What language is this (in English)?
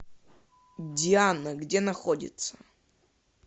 Russian